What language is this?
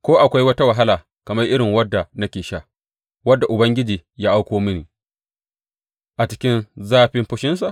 Hausa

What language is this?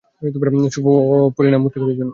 Bangla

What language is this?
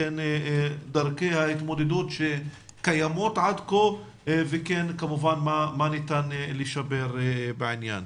Hebrew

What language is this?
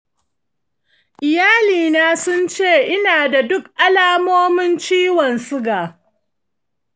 Hausa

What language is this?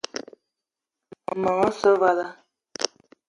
Eton (Cameroon)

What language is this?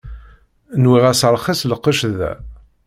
Kabyle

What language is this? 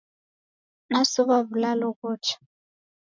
Taita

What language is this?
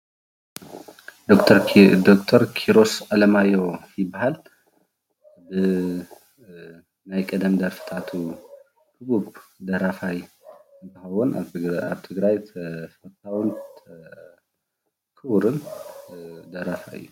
Tigrinya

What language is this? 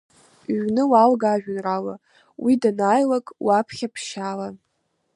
Abkhazian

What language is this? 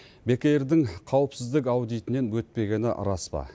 Kazakh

